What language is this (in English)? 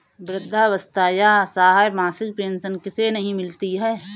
Hindi